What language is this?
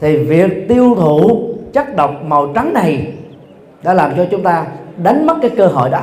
Vietnamese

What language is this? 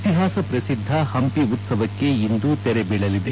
Kannada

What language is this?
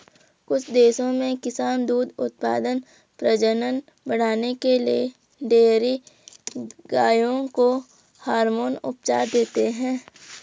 Hindi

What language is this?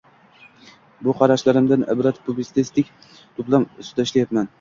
Uzbek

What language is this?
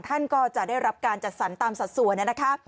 Thai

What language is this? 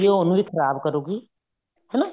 Punjabi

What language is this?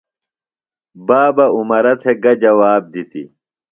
Phalura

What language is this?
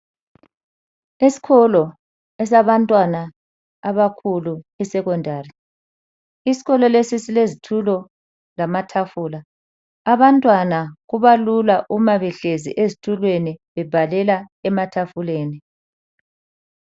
North Ndebele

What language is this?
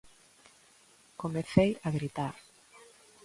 Galician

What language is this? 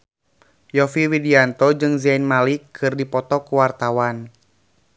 Sundanese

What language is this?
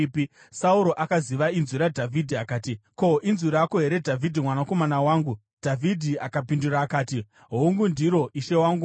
Shona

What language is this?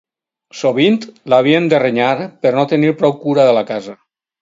Catalan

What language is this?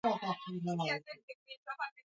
Swahili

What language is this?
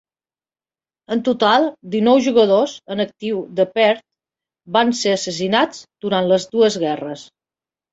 Catalan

